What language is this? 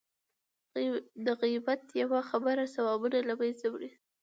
Pashto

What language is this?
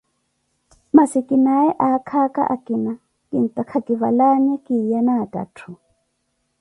Koti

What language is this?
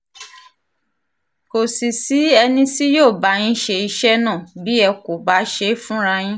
Yoruba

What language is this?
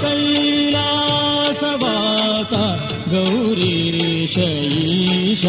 Kannada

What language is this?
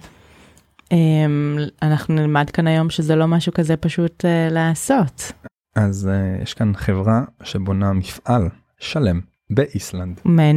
Hebrew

